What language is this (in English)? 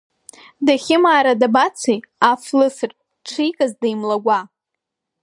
Abkhazian